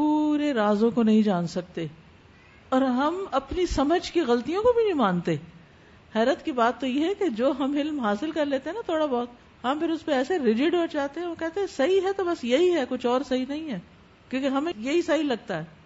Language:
Urdu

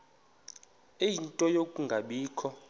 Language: Xhosa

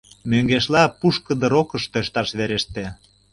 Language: Mari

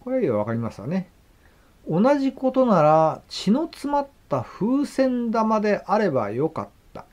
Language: Japanese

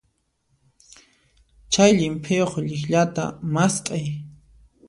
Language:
Puno Quechua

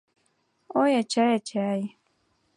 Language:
Mari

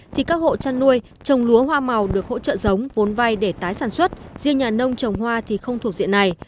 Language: Vietnamese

